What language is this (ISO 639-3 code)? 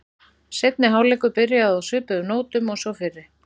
isl